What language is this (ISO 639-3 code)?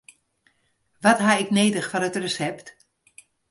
fry